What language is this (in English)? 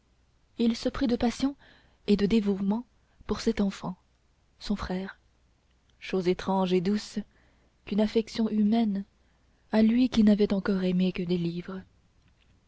French